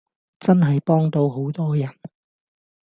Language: Cantonese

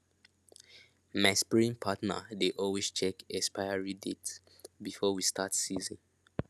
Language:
Nigerian Pidgin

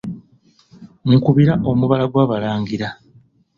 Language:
Ganda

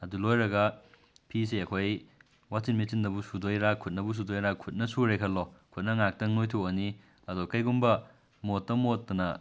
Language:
Manipuri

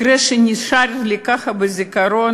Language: Hebrew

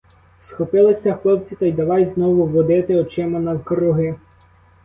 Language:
Ukrainian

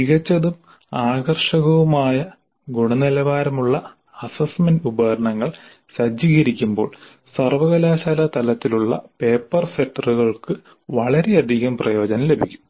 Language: Malayalam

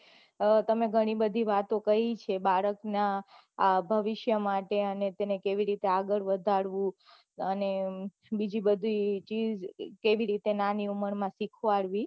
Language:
Gujarati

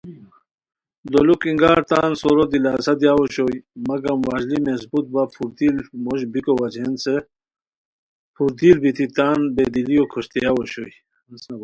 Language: Khowar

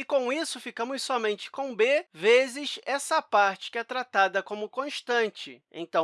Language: Portuguese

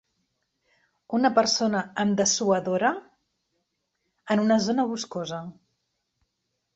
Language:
Catalan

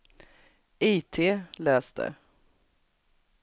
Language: Swedish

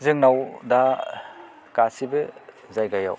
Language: Bodo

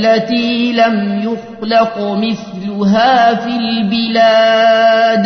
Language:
Arabic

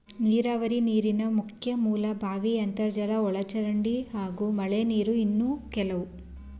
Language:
Kannada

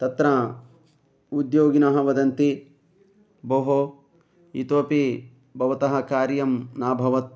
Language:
Sanskrit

